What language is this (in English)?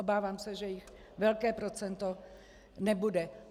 Czech